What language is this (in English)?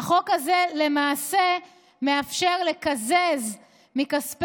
Hebrew